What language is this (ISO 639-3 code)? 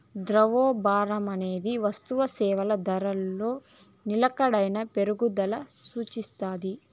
tel